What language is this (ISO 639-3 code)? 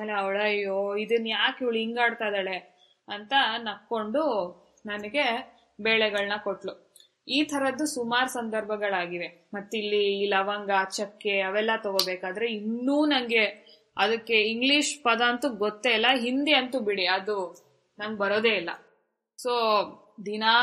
kan